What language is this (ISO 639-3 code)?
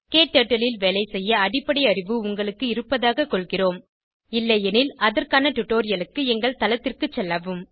tam